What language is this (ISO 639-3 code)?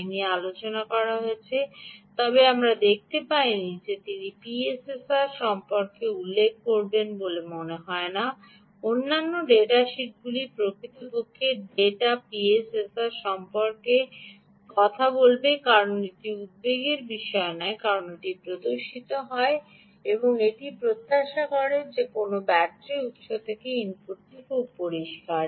ben